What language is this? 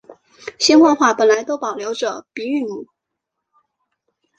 Chinese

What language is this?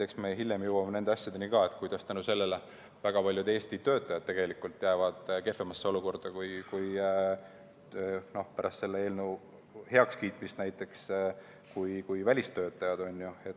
Estonian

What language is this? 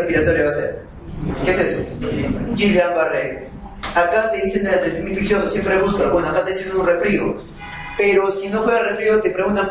Spanish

